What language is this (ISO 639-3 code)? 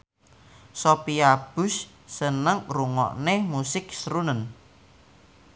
jav